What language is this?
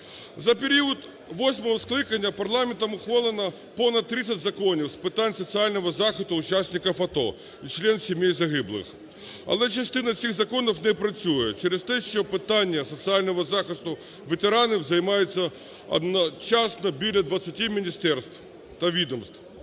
Ukrainian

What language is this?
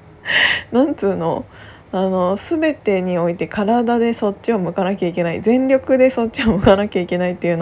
Japanese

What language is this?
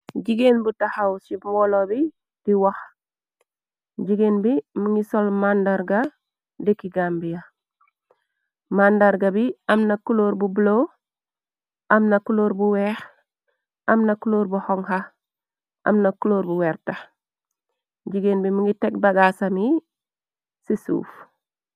Wolof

